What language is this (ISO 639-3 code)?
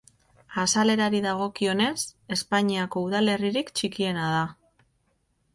eus